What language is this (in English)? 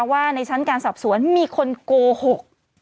Thai